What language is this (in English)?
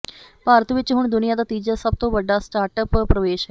Punjabi